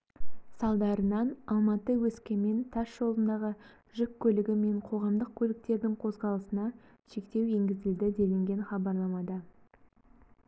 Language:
Kazakh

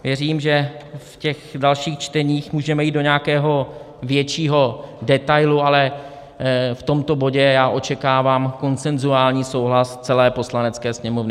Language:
Czech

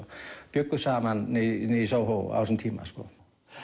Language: Icelandic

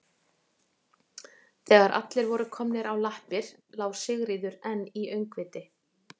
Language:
Icelandic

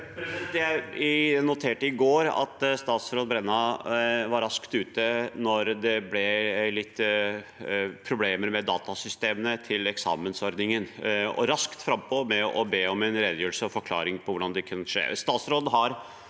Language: Norwegian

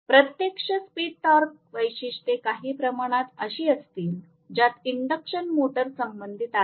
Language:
Marathi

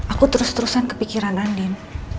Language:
Indonesian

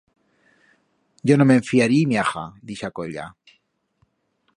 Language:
Aragonese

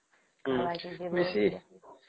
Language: Odia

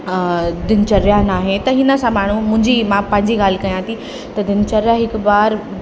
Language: Sindhi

